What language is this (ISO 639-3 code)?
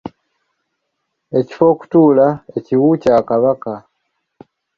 lug